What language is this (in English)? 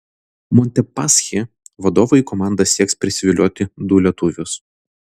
Lithuanian